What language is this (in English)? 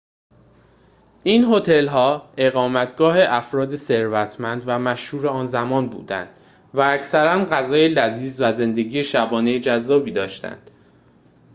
Persian